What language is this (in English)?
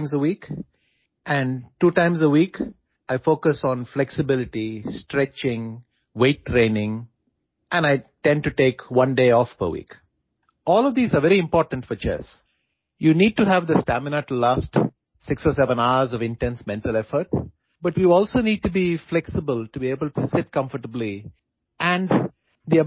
Odia